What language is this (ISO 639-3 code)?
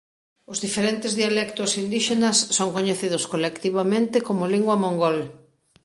glg